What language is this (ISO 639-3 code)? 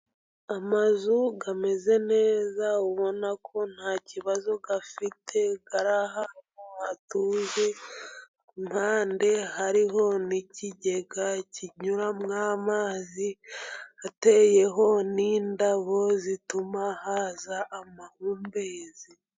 kin